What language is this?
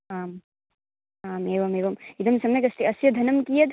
Sanskrit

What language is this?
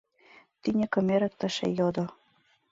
Mari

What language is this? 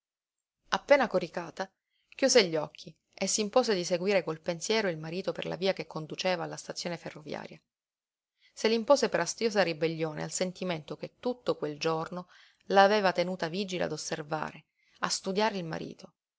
Italian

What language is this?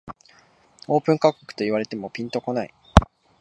Japanese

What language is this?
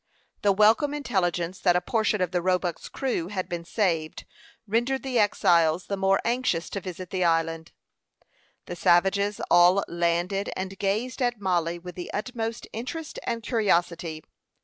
English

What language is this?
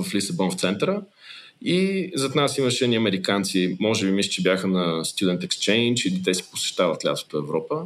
Bulgarian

